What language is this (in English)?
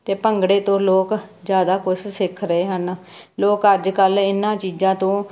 Punjabi